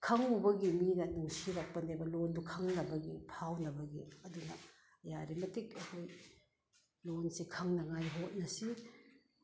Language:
Manipuri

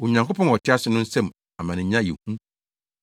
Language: Akan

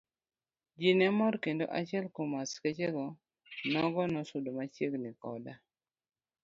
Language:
Luo (Kenya and Tanzania)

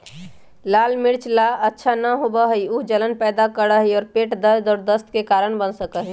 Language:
Magahi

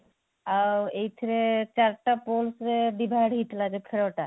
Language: Odia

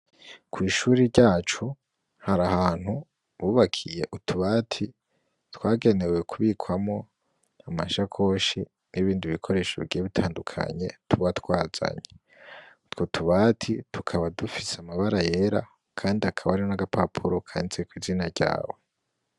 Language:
Rundi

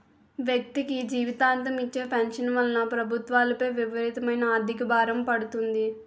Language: Telugu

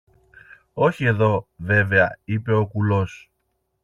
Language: Greek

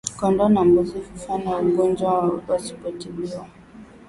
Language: Swahili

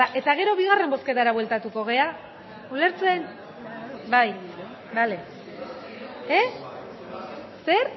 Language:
Basque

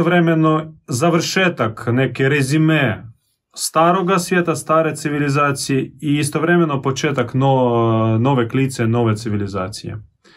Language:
Croatian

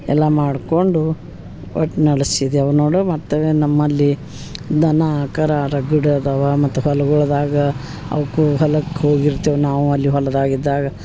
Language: Kannada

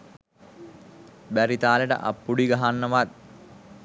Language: Sinhala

